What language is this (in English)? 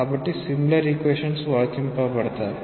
Telugu